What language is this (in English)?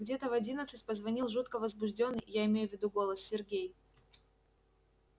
Russian